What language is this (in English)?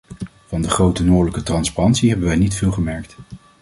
Dutch